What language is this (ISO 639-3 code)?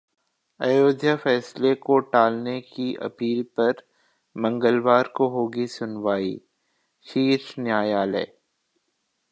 hin